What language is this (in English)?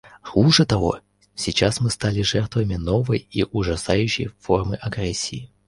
Russian